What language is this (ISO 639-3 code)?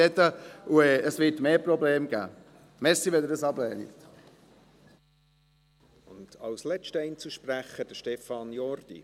gsw